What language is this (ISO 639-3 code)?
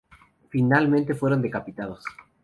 spa